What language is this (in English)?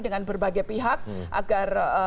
Indonesian